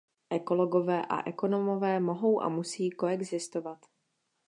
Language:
Czech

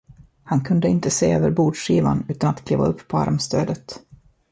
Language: Swedish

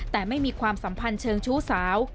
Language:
Thai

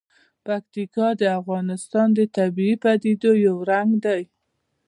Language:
Pashto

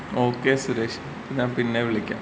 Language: Malayalam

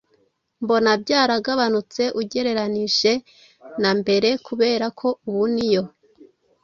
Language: Kinyarwanda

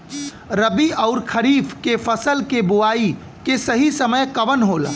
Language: Bhojpuri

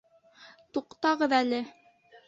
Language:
Bashkir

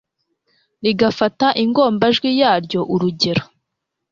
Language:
Kinyarwanda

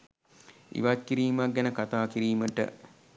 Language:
Sinhala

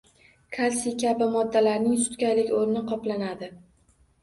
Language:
Uzbek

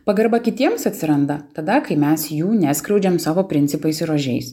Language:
Lithuanian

